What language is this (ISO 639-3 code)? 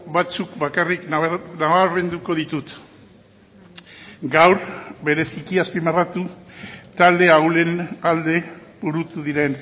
eus